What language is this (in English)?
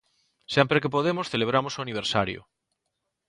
Galician